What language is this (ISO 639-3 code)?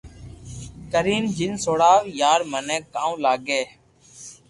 lrk